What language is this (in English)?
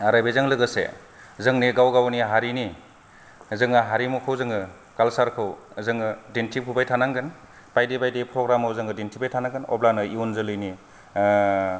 Bodo